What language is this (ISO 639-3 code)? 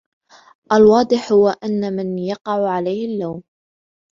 ara